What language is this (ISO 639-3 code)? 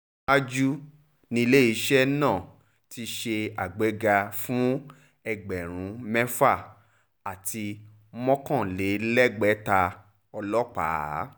yor